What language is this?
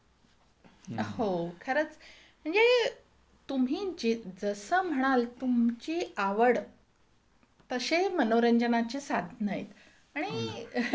Marathi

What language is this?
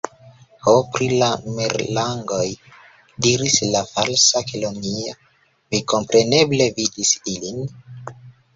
Esperanto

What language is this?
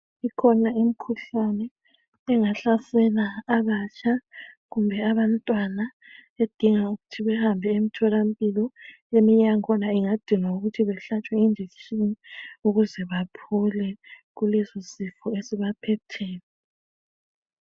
North Ndebele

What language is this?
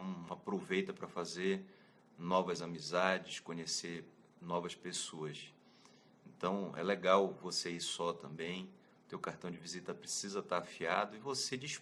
Portuguese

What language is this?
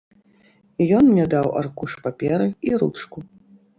Belarusian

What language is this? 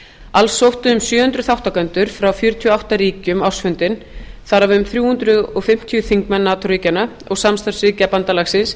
Icelandic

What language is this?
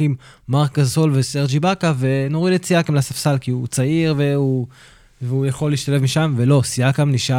Hebrew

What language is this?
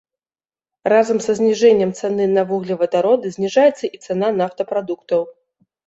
Belarusian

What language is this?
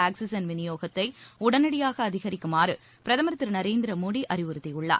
Tamil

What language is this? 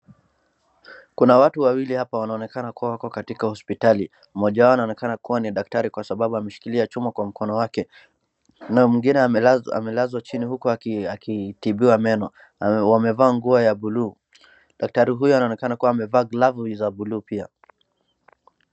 Swahili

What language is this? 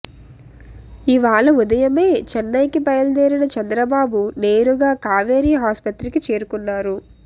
Telugu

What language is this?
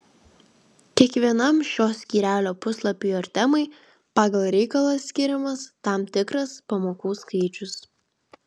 Lithuanian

